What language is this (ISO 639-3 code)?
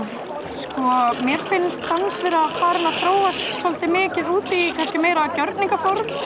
isl